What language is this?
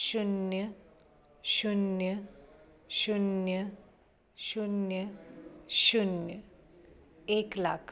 Konkani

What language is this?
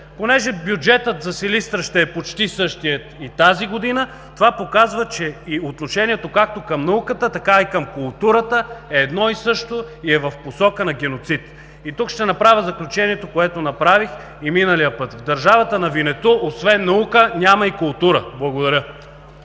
Bulgarian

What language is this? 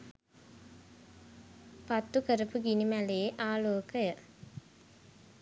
Sinhala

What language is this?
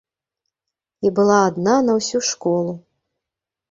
Belarusian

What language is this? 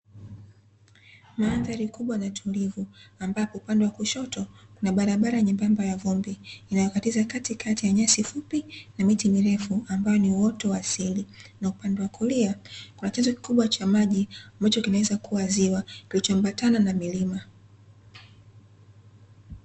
Swahili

